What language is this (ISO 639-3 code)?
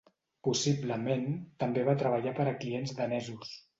cat